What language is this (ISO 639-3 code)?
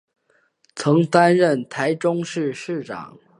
zho